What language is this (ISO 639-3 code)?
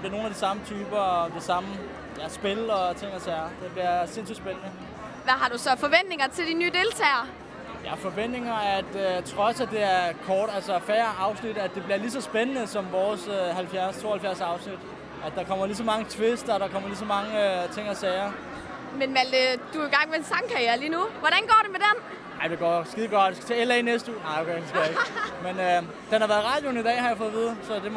dan